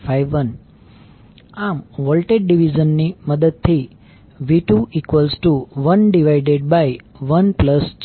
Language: Gujarati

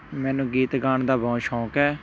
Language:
Punjabi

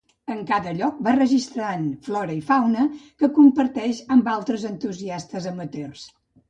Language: Catalan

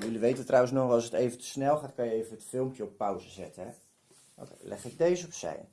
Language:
Dutch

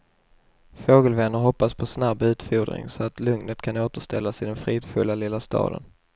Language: Swedish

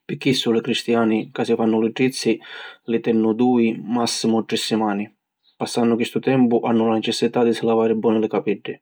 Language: Sicilian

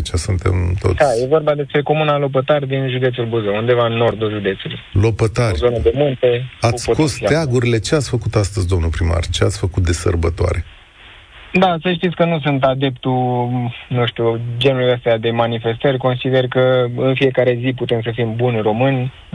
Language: Romanian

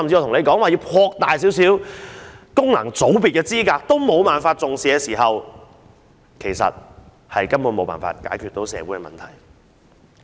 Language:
Cantonese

